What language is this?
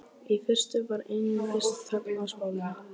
Icelandic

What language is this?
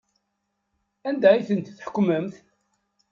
Kabyle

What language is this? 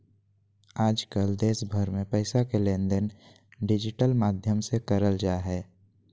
Magahi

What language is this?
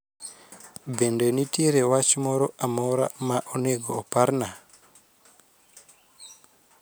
Luo (Kenya and Tanzania)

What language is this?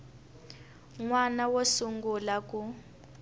Tsonga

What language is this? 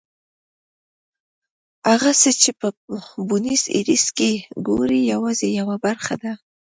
Pashto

